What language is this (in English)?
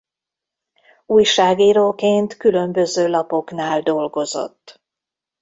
Hungarian